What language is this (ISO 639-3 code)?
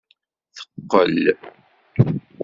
kab